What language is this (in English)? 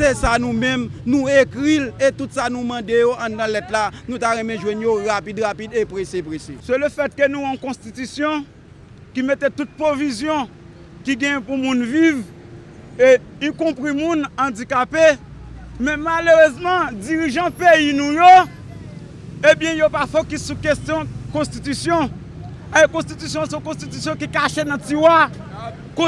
French